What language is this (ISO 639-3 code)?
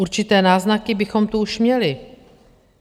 ces